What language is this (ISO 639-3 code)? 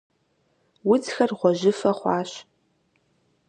kbd